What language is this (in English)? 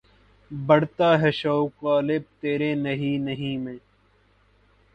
Urdu